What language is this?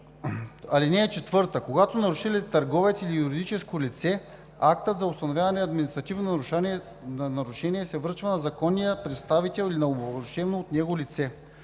Bulgarian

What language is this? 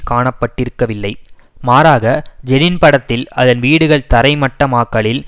Tamil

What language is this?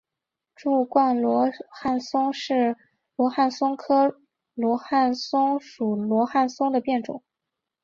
Chinese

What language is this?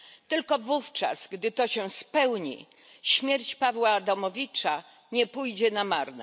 Polish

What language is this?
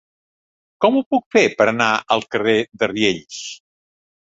Catalan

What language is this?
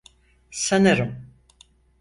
Turkish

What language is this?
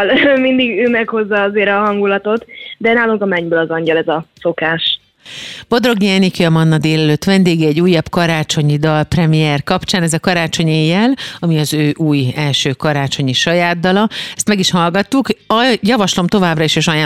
Hungarian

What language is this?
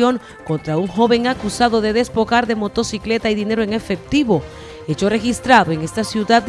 Spanish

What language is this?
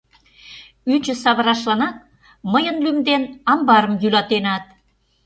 Mari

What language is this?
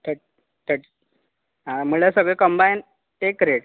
Konkani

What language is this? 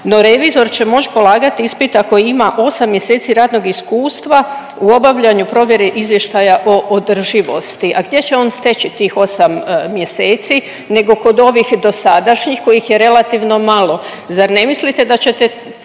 Croatian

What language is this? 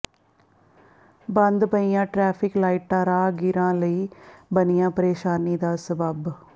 Punjabi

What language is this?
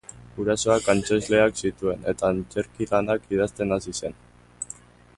Basque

